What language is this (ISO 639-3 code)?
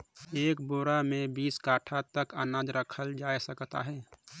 hne